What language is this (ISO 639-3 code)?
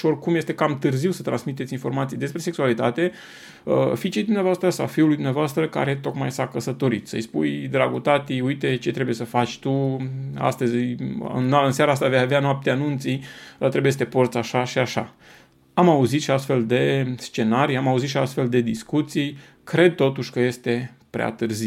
ron